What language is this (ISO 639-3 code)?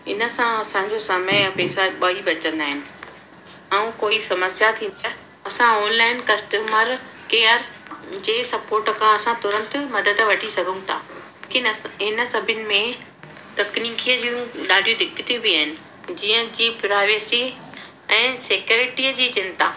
snd